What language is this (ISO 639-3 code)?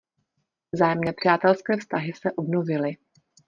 ces